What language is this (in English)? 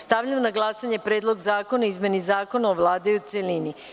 Serbian